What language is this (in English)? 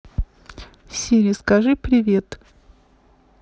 Russian